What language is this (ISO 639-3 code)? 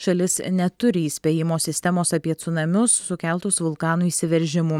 lit